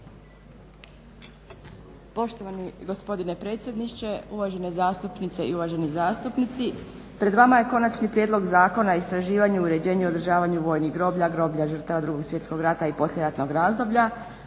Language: Croatian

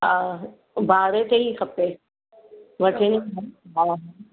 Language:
Sindhi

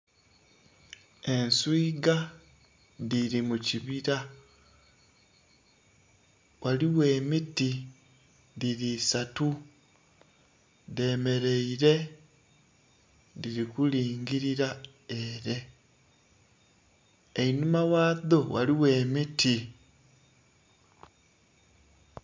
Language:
Soga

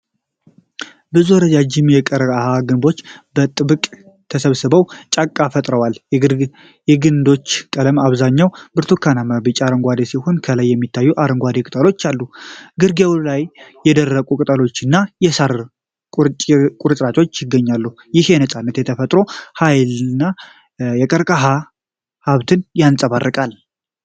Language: Amharic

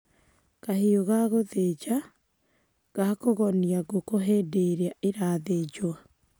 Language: Kikuyu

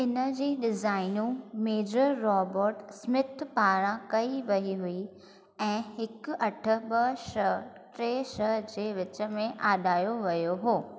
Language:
Sindhi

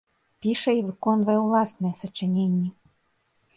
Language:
Belarusian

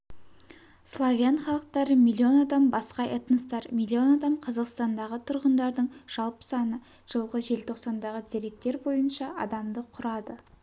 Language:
Kazakh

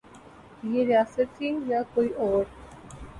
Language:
Urdu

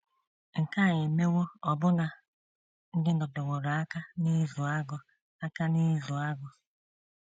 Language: Igbo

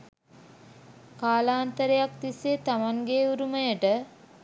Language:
Sinhala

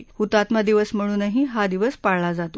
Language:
Marathi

